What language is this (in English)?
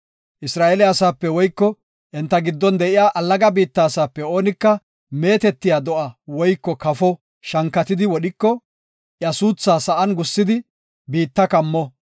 Gofa